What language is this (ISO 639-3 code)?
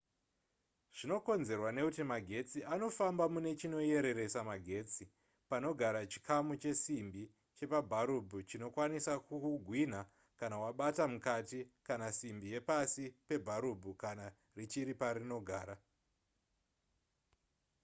sna